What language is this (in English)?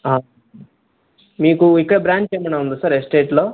Telugu